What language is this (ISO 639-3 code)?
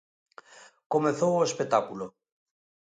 glg